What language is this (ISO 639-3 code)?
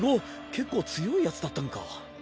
jpn